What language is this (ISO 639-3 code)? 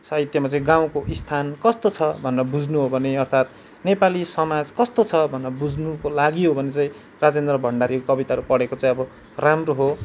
nep